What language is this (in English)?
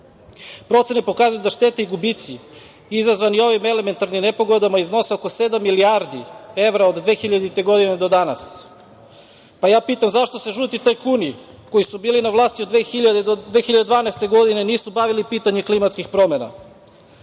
Serbian